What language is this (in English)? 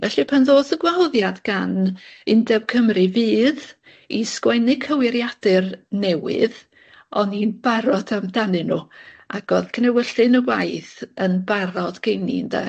Welsh